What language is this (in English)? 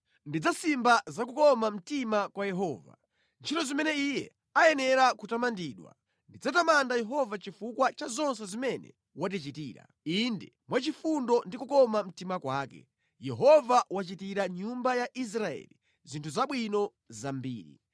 Nyanja